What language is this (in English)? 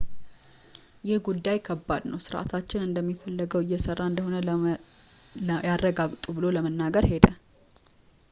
Amharic